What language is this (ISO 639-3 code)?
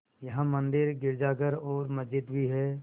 hin